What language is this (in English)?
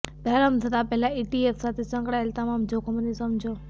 Gujarati